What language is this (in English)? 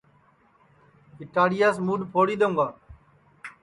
Sansi